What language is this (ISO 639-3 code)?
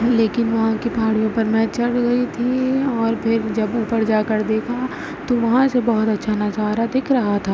urd